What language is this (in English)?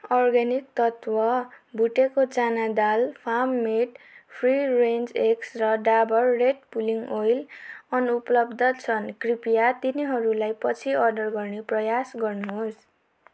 Nepali